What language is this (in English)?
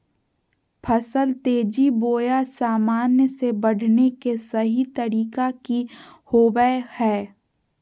Magahi